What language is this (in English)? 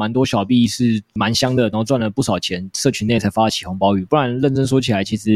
Chinese